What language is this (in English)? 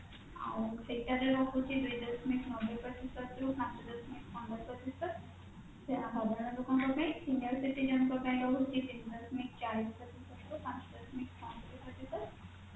Odia